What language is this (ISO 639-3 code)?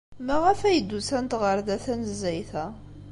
kab